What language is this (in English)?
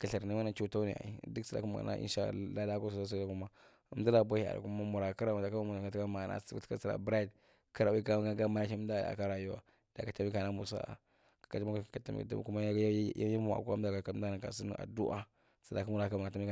Marghi Central